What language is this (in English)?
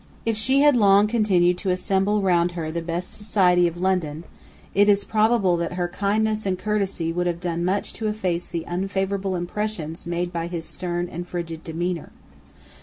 English